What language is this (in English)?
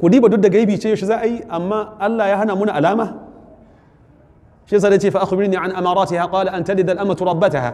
Arabic